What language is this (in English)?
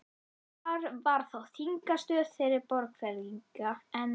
Icelandic